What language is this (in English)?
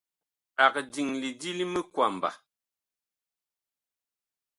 Bakoko